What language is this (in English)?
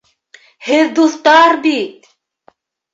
Bashkir